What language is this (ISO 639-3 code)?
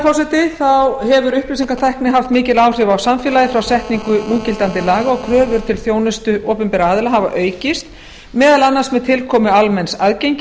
isl